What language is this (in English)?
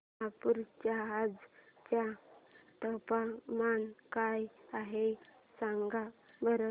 Marathi